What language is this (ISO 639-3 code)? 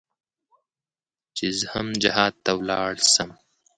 pus